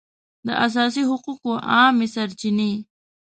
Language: Pashto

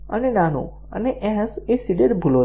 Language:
Gujarati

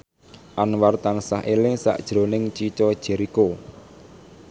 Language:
Javanese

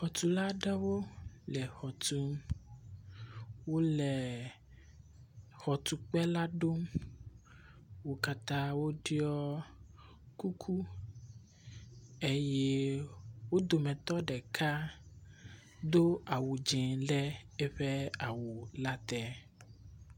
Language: Ewe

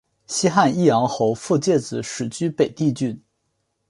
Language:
Chinese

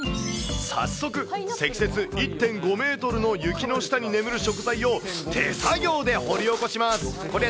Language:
Japanese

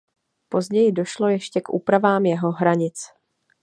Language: Czech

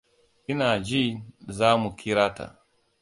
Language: Hausa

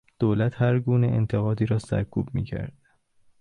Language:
Persian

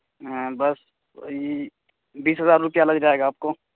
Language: Urdu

